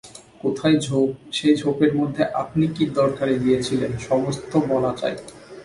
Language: Bangla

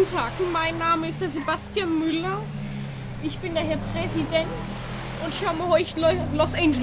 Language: German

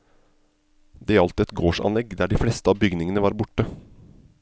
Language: Norwegian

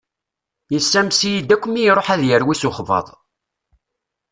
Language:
Kabyle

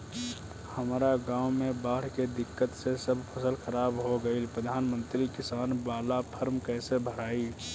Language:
Bhojpuri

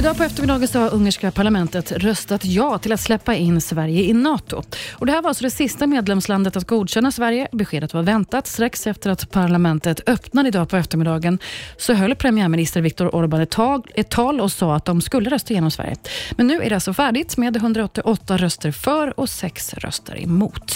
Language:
Swedish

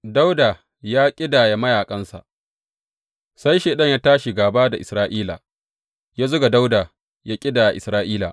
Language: Hausa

